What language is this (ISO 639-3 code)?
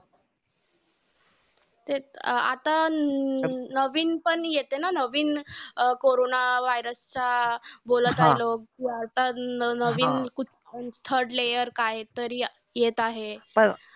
mar